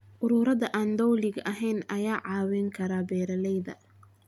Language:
Somali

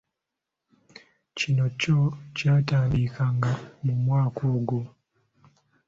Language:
Ganda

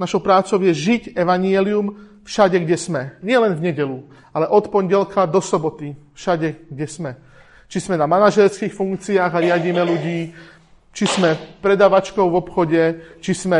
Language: Slovak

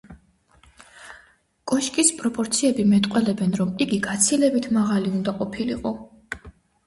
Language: Georgian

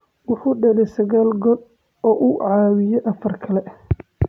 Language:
Somali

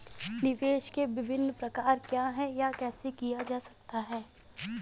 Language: Hindi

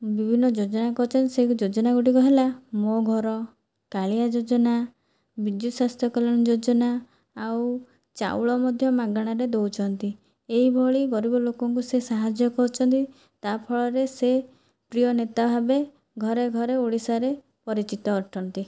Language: Odia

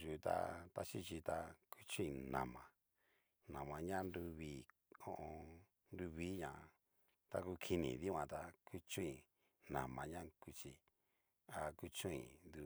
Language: Cacaloxtepec Mixtec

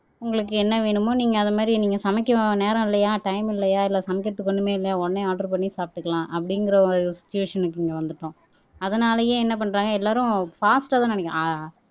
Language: Tamil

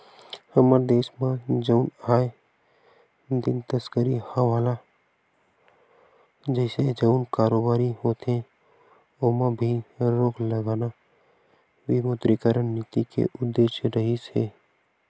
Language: Chhattisgarhi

